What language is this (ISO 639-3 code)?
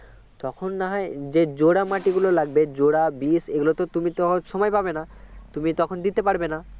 ben